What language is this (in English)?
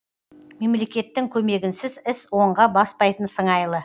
Kazakh